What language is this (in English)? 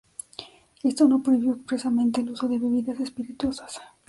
Spanish